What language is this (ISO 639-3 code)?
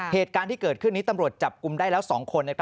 tha